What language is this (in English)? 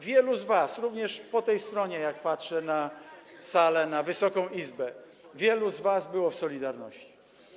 Polish